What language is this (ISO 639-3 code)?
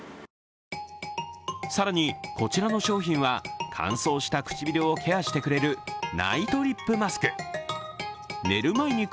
jpn